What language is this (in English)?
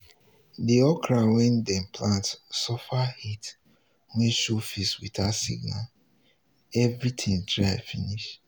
Nigerian Pidgin